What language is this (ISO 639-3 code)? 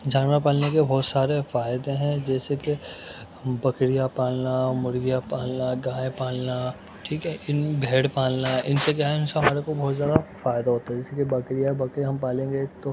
urd